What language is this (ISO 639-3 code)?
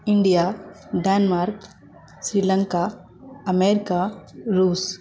mai